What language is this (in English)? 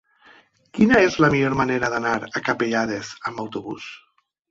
Catalan